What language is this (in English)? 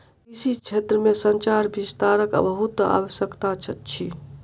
Maithili